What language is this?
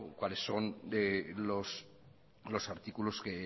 Spanish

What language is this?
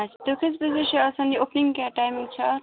Kashmiri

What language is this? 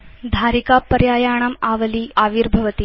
Sanskrit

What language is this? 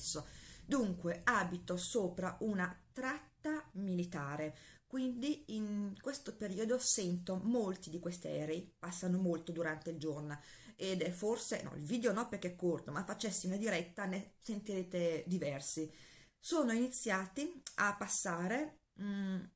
Italian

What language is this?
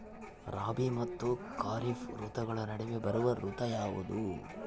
Kannada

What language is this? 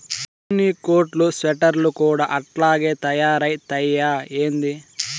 Telugu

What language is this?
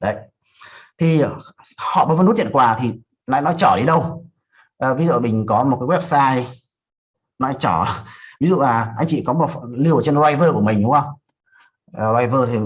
Vietnamese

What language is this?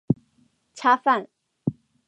Chinese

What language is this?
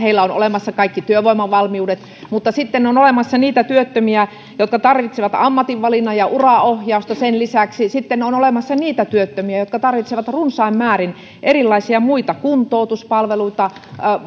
Finnish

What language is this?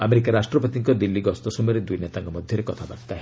Odia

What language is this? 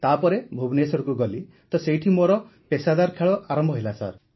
Odia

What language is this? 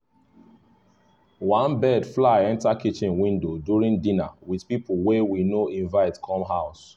Nigerian Pidgin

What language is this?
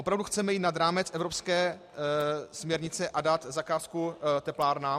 Czech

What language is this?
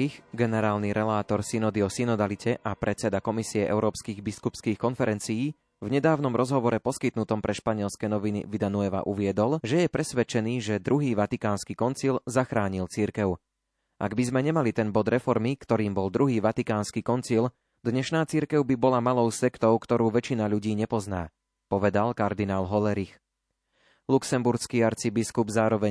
Slovak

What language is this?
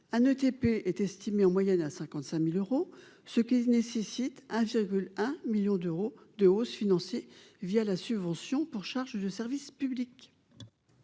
French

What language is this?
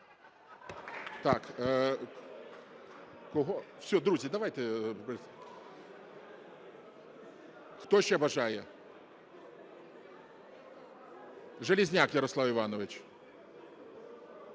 Ukrainian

